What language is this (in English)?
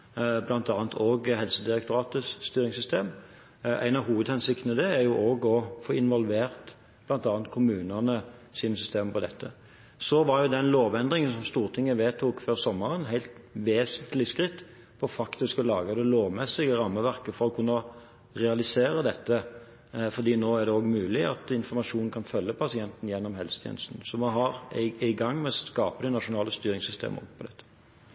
Norwegian